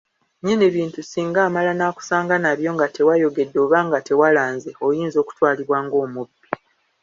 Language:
Ganda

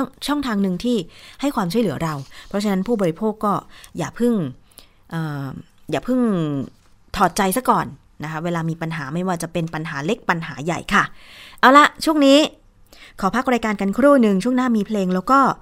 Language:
Thai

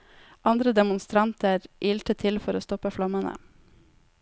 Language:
Norwegian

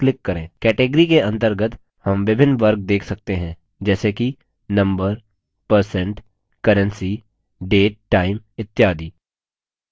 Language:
Hindi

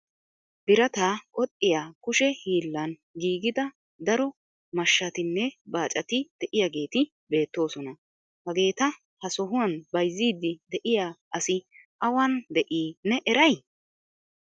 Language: Wolaytta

